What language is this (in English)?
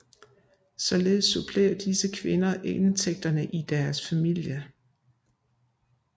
Danish